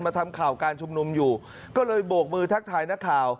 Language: Thai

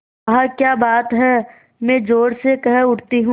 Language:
Hindi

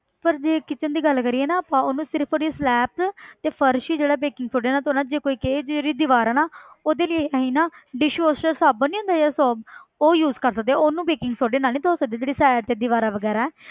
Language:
Punjabi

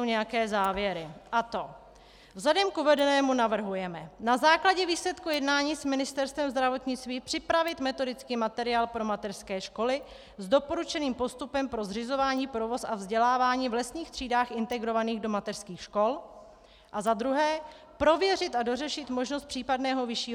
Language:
Czech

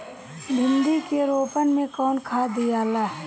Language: Bhojpuri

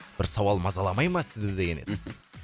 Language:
Kazakh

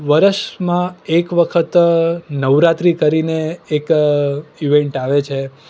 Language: Gujarati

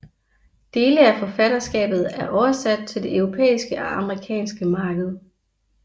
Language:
Danish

